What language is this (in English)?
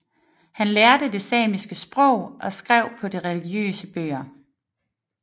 Danish